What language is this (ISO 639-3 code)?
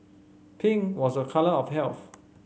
eng